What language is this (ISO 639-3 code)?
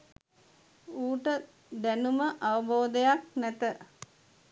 sin